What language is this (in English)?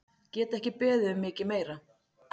Icelandic